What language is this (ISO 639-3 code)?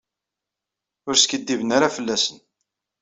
kab